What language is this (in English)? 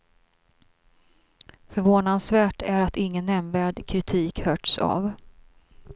Swedish